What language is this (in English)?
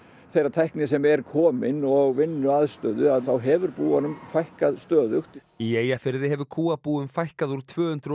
Icelandic